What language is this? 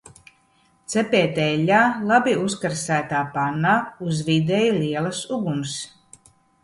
Latvian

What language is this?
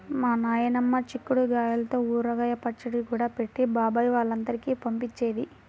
Telugu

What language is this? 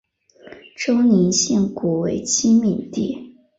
Chinese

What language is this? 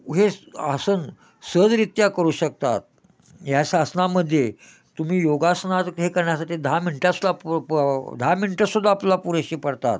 Marathi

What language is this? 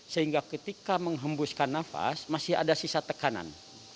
Indonesian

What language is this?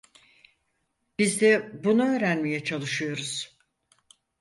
Turkish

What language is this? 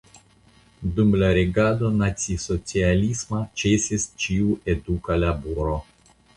Esperanto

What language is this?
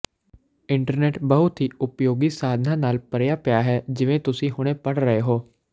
Punjabi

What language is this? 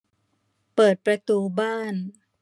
Thai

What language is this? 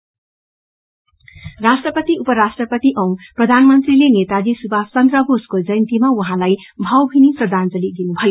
Nepali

